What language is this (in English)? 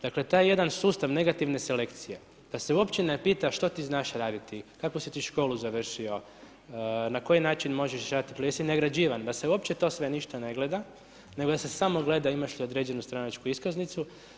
Croatian